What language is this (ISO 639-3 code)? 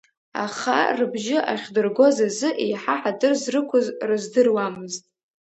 abk